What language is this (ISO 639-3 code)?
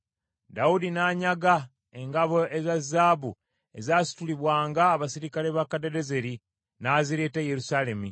lug